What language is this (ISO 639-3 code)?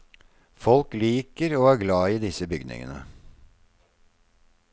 nor